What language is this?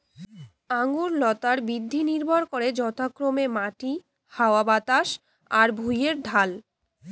Bangla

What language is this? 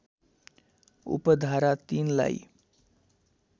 Nepali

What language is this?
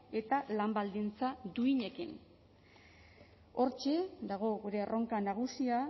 Basque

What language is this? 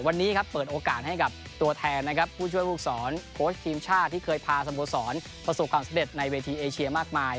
Thai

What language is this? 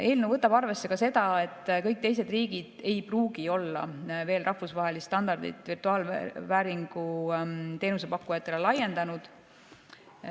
Estonian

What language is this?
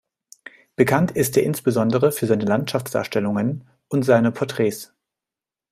German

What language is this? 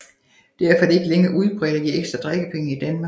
Danish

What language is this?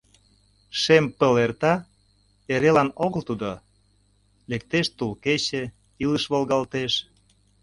Mari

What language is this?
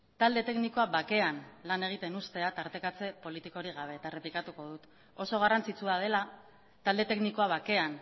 Basque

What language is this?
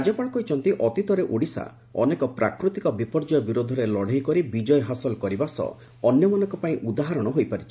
Odia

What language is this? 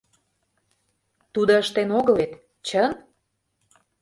Mari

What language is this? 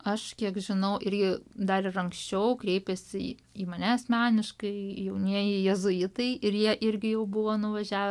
Lithuanian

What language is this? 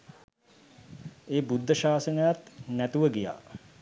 Sinhala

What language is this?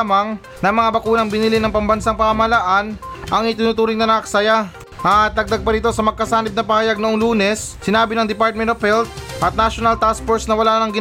Filipino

